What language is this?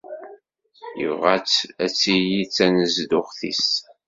Kabyle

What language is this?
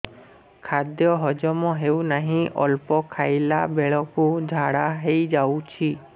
Odia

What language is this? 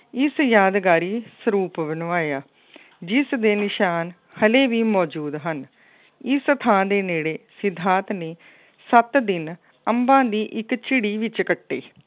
Punjabi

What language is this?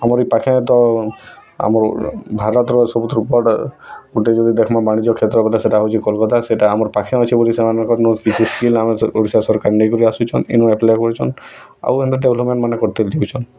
Odia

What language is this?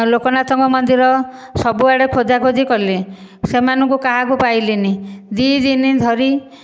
Odia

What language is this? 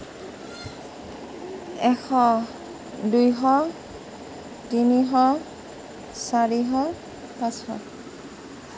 Assamese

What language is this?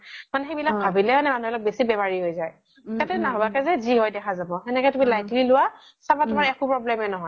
Assamese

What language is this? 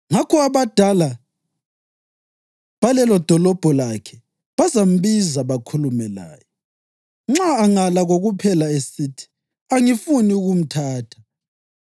North Ndebele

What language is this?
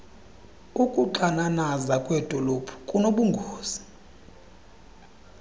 Xhosa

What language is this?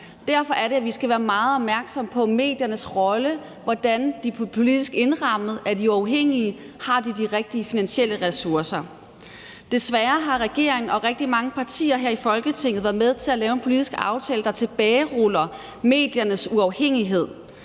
Danish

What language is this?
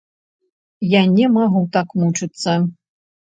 Belarusian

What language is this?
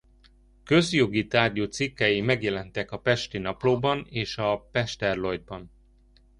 Hungarian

